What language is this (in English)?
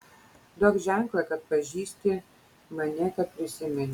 Lithuanian